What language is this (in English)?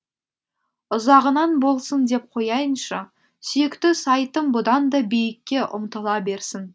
Kazakh